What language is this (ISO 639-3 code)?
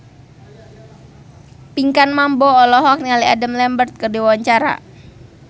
sun